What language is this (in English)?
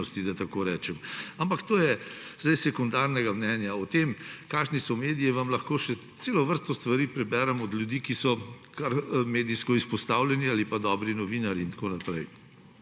Slovenian